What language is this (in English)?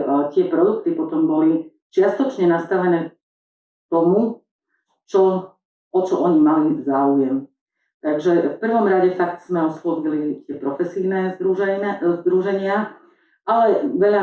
Slovak